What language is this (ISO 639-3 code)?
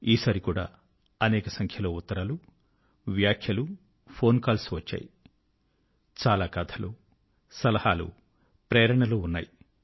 tel